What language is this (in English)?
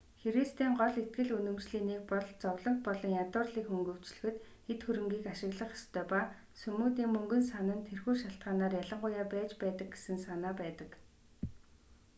Mongolian